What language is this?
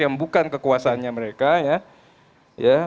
Indonesian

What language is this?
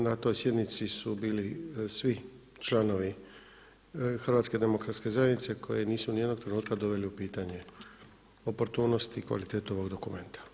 Croatian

